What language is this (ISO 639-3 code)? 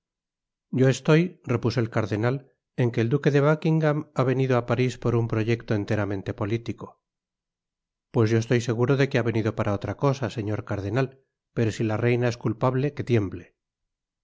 spa